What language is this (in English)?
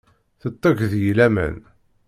Kabyle